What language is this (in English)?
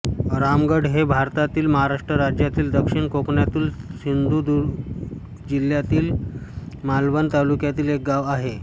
Marathi